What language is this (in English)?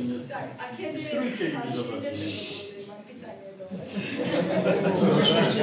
Polish